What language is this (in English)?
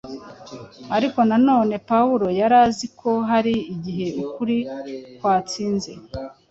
Kinyarwanda